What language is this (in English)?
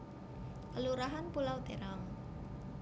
Javanese